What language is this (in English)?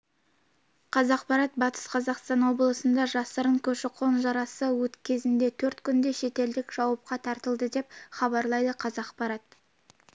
Kazakh